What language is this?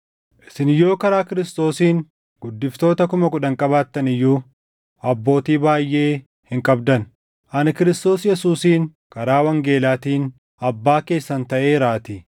Oromo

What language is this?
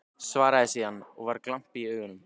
Icelandic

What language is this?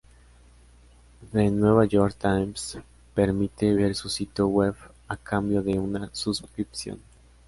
Spanish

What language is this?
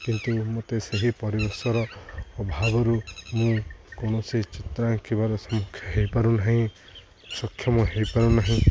Odia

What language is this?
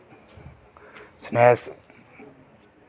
Dogri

